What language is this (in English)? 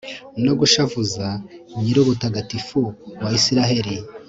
Kinyarwanda